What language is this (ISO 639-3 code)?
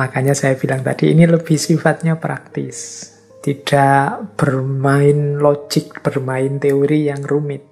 ind